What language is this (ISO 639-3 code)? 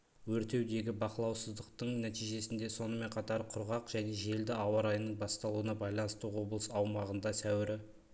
kaz